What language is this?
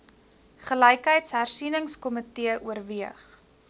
Afrikaans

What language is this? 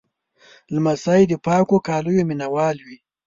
Pashto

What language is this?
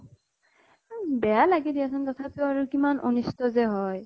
Assamese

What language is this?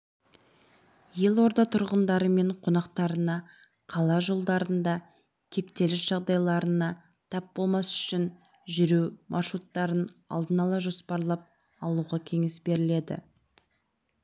Kazakh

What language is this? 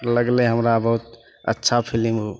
Maithili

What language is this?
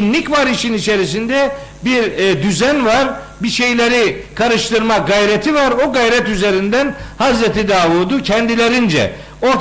Turkish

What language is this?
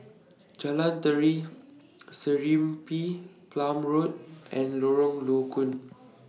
English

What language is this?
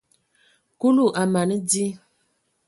Ewondo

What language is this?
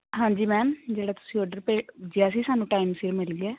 Punjabi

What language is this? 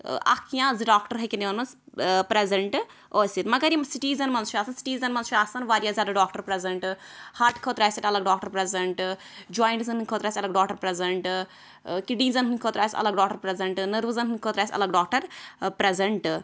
Kashmiri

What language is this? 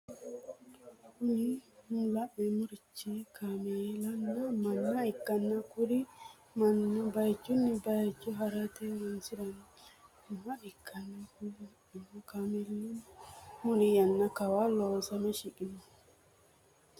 Sidamo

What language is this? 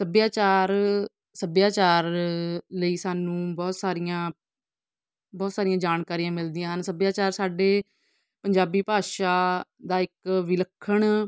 Punjabi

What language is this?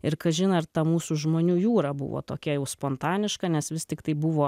Lithuanian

